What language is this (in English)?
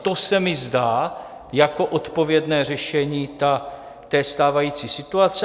Czech